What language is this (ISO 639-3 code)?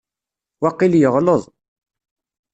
kab